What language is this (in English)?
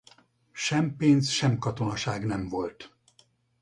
Hungarian